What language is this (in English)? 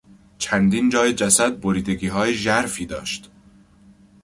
Persian